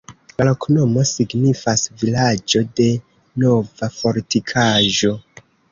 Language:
Esperanto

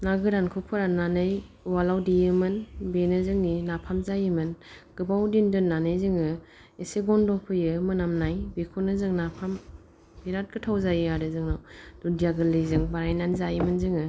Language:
Bodo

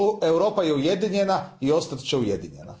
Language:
Croatian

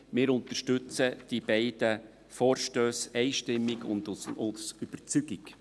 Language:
Swiss German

